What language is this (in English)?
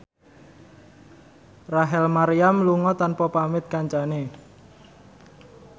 Javanese